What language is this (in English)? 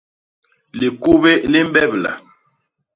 Basaa